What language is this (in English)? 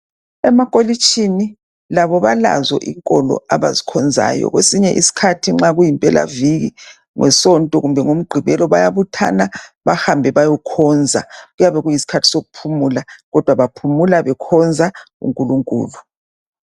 North Ndebele